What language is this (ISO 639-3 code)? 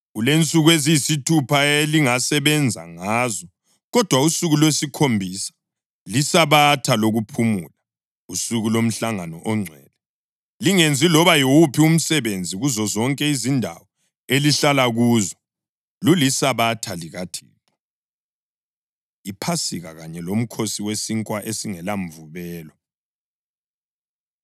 nde